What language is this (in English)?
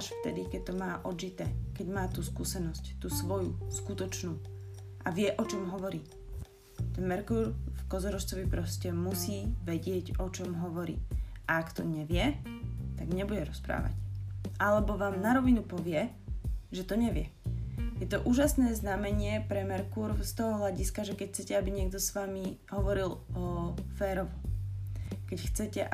Slovak